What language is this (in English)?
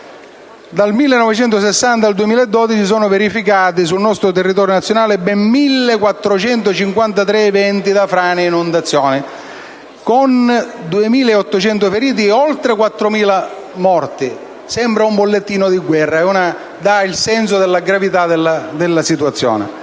Italian